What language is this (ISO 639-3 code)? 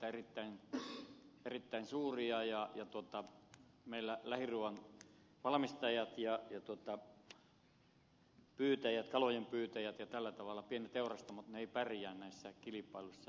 fin